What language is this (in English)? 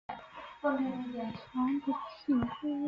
Chinese